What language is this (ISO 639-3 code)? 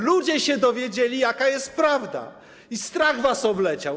pol